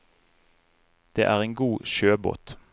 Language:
Norwegian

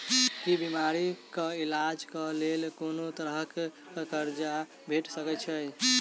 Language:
Maithili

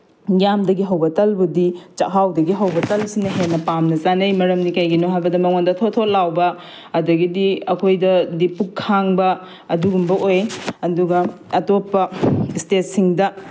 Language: Manipuri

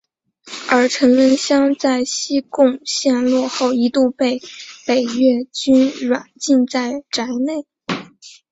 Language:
Chinese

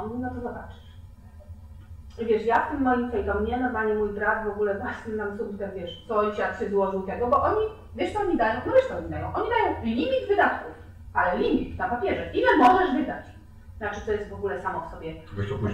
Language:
Polish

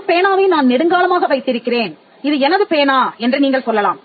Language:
Tamil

